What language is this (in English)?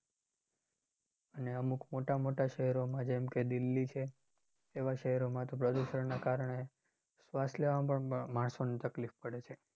Gujarati